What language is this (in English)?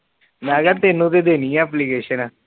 Punjabi